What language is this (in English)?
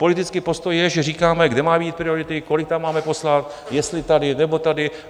Czech